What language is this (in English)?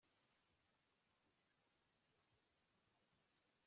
Kinyarwanda